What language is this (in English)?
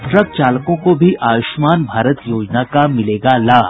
Hindi